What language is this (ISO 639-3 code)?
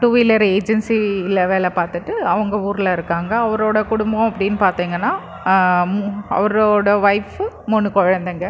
tam